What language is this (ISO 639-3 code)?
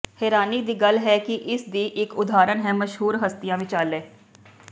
pan